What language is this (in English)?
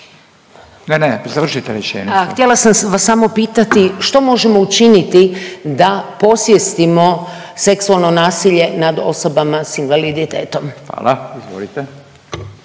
Croatian